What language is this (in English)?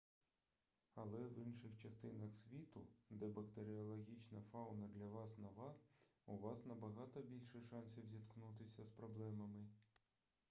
Ukrainian